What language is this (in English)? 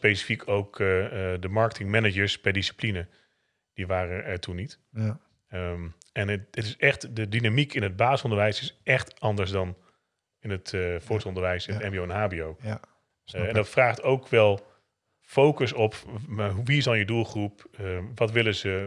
Dutch